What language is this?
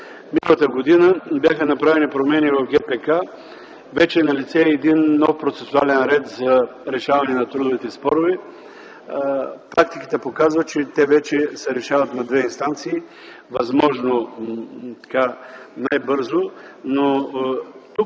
Bulgarian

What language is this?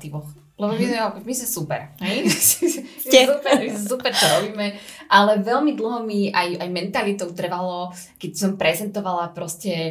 Slovak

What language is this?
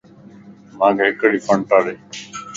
Lasi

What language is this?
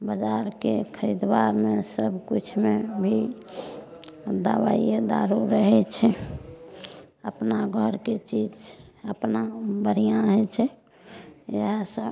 Maithili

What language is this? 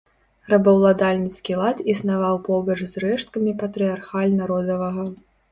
Belarusian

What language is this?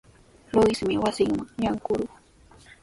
Sihuas Ancash Quechua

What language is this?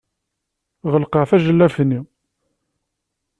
Kabyle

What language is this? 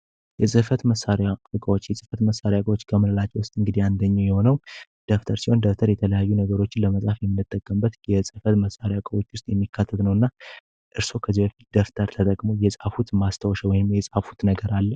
Amharic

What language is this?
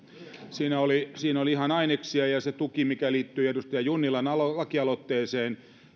Finnish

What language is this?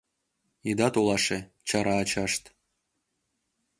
Mari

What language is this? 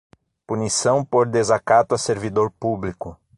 Portuguese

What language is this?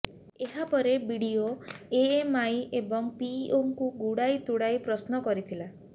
Odia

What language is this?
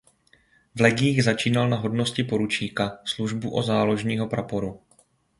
Czech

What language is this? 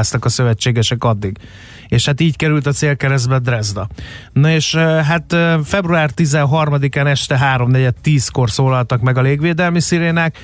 Hungarian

